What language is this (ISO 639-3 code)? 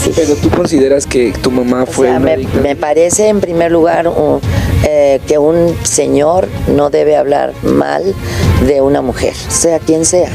spa